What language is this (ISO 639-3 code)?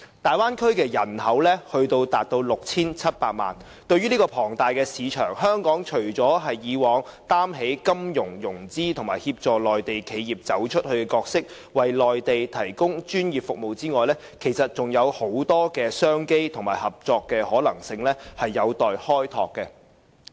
yue